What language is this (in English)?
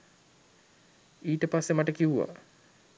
Sinhala